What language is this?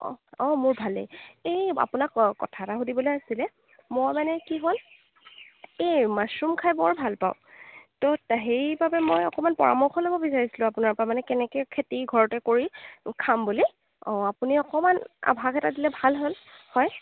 Assamese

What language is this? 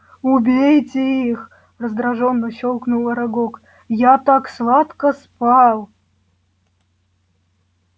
Russian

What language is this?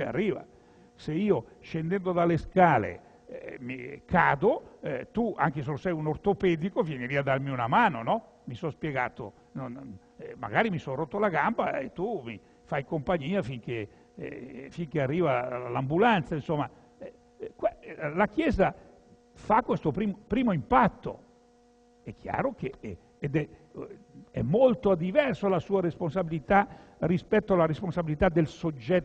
Italian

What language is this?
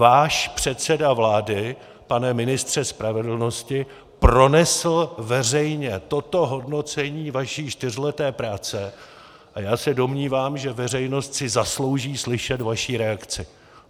Czech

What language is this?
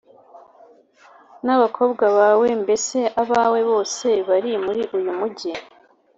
Kinyarwanda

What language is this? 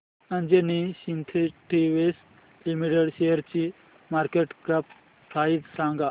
Marathi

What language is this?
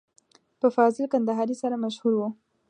Pashto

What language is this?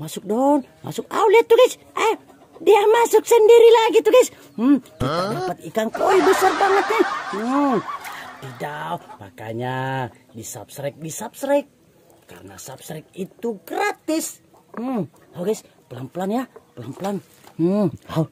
Indonesian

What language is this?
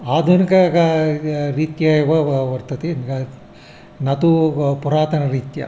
Sanskrit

